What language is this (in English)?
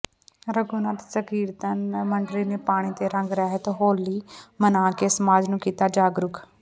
Punjabi